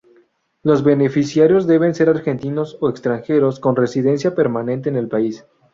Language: Spanish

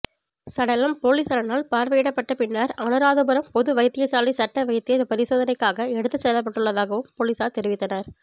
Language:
Tamil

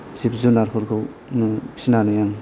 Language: Bodo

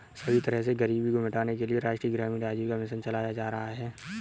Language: Hindi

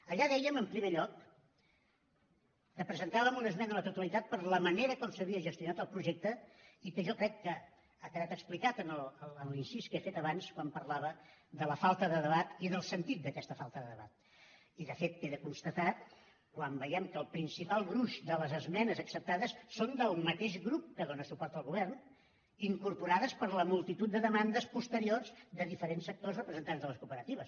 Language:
Catalan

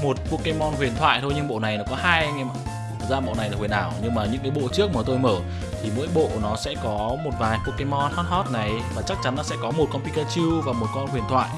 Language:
Vietnamese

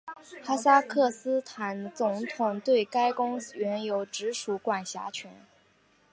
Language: Chinese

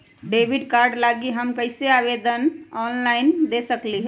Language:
Magahi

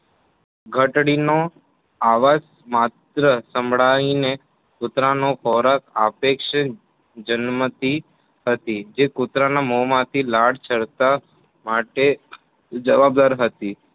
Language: Gujarati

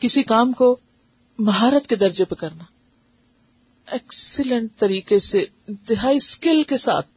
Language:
Urdu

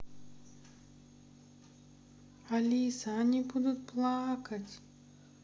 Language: Russian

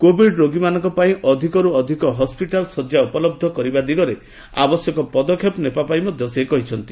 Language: Odia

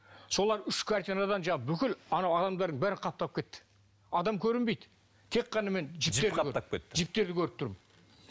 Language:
Kazakh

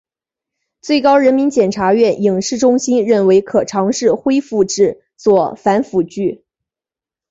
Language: Chinese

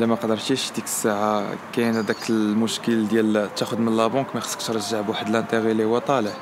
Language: Arabic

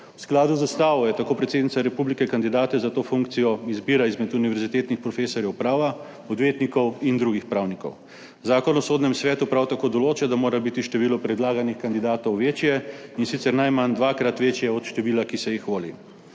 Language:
Slovenian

